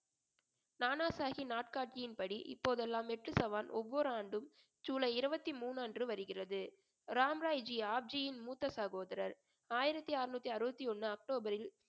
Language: Tamil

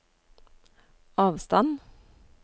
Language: Norwegian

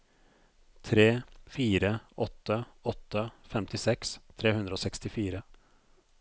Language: Norwegian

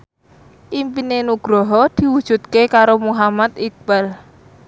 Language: Javanese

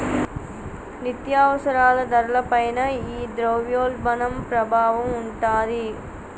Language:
Telugu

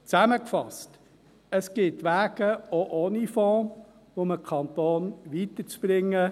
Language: Swiss German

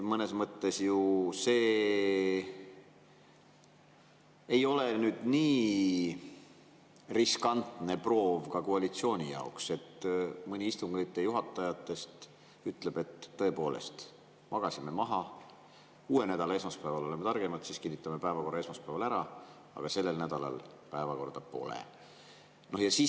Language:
Estonian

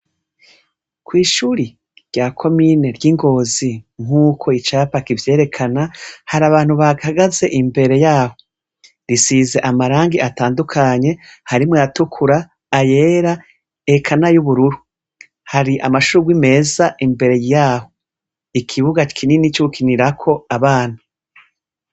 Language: Rundi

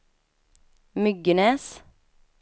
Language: Swedish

